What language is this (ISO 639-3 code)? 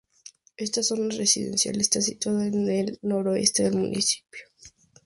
spa